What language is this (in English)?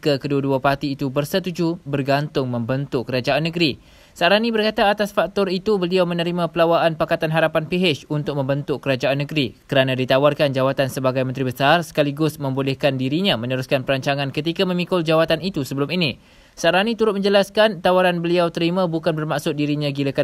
Malay